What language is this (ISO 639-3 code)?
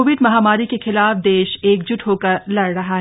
hin